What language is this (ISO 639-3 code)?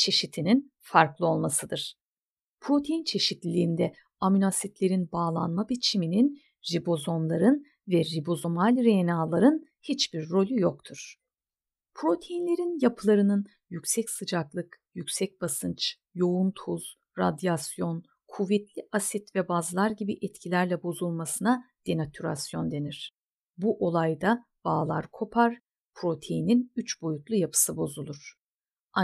tur